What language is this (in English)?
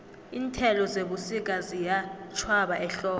South Ndebele